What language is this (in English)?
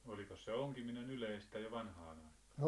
Finnish